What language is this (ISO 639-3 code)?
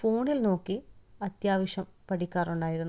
mal